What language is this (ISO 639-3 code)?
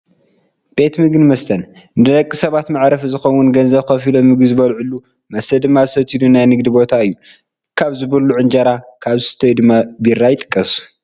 tir